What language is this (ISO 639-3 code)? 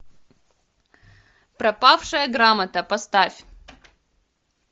rus